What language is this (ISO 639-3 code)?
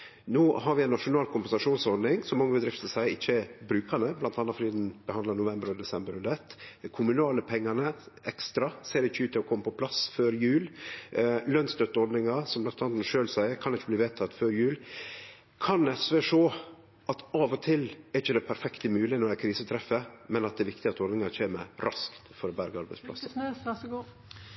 nno